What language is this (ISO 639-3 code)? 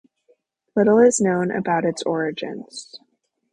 eng